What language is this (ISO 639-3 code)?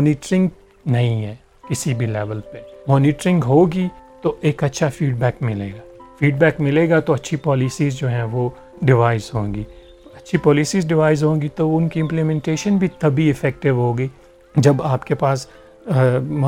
urd